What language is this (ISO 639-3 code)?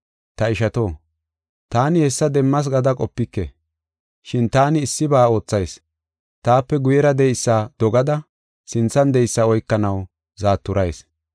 gof